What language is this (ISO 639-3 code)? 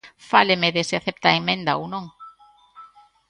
glg